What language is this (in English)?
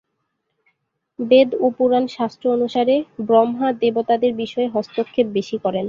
Bangla